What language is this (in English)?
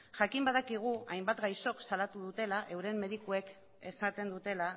Basque